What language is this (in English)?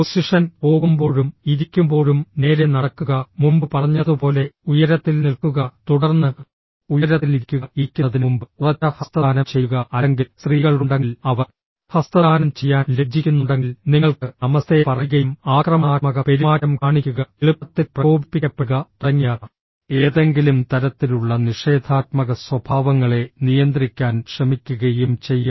Malayalam